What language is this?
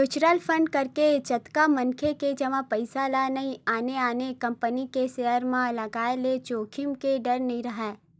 Chhattisgarhi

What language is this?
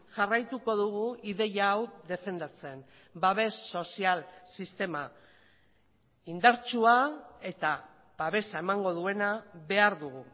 Basque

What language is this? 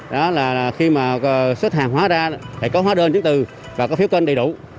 Vietnamese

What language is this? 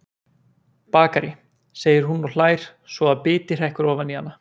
Icelandic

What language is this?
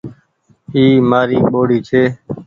Goaria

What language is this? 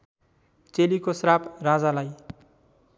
Nepali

